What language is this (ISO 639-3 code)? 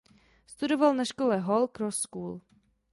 ces